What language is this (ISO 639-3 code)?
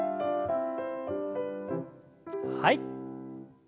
jpn